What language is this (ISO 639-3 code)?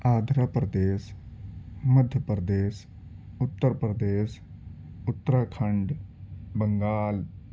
urd